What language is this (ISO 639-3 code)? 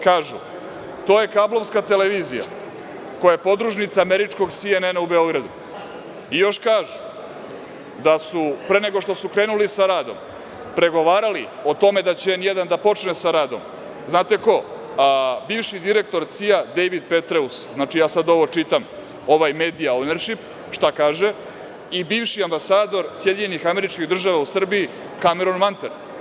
srp